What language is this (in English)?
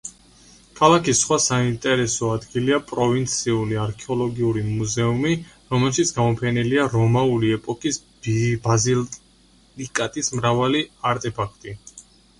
Georgian